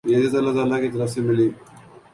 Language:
Urdu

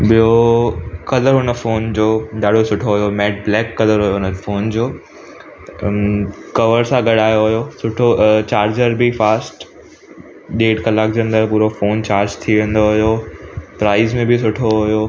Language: Sindhi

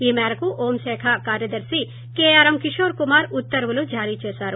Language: Telugu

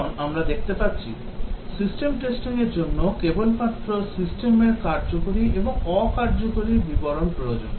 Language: Bangla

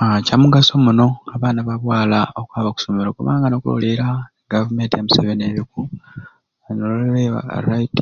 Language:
Ruuli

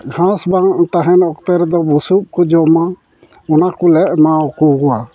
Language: Santali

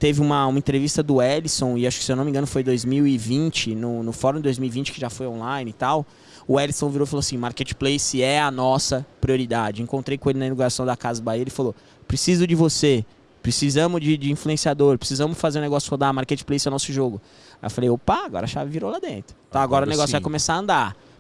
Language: Portuguese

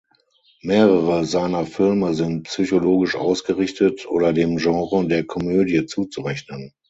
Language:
German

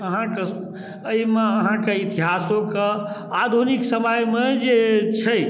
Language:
Maithili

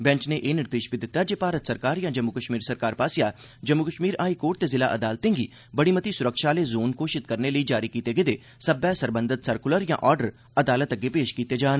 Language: Dogri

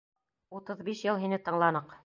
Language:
Bashkir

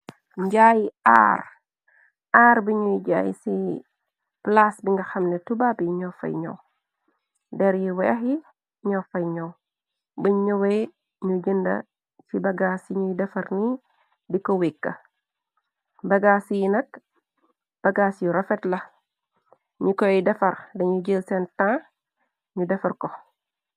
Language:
Wolof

